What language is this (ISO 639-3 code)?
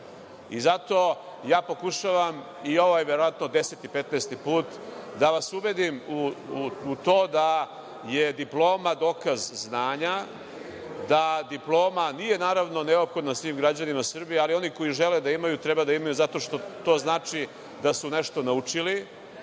srp